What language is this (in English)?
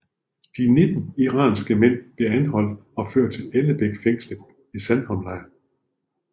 Danish